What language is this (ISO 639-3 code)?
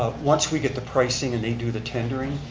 eng